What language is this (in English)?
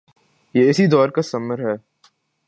Urdu